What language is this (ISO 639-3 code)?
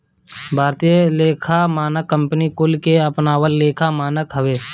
bho